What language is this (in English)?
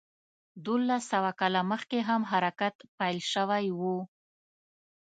Pashto